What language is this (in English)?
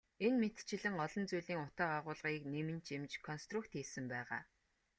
Mongolian